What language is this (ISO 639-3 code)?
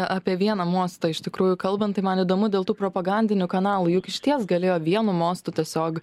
lit